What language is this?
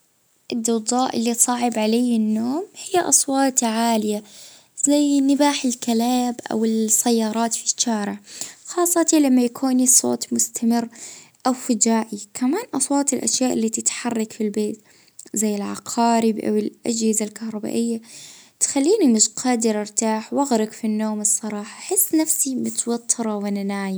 Libyan Arabic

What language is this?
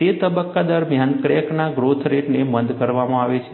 Gujarati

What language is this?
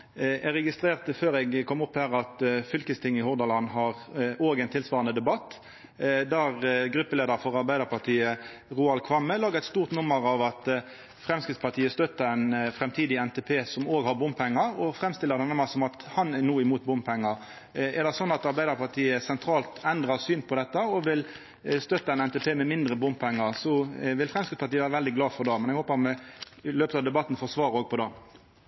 Norwegian Nynorsk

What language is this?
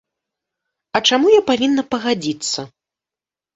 Belarusian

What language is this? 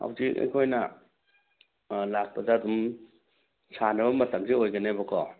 Manipuri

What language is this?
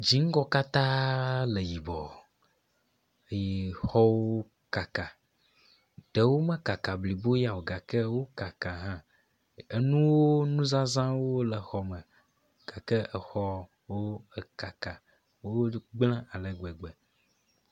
Ewe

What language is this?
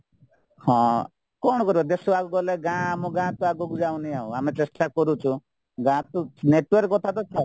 Odia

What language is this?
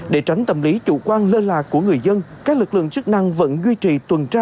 Vietnamese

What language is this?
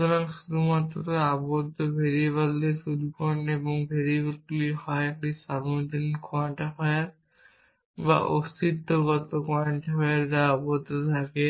Bangla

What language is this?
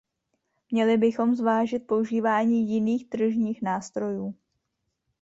Czech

